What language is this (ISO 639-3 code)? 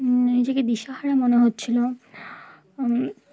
ben